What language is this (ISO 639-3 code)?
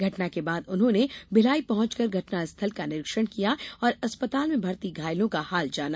hin